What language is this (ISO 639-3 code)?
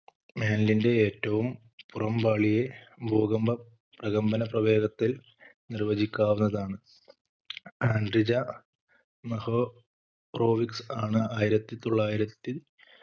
mal